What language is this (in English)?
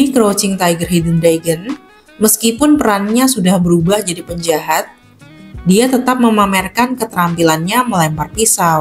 Indonesian